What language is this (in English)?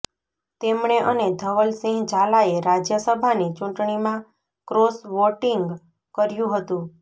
Gujarati